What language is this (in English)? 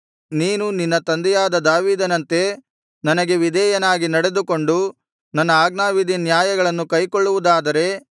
Kannada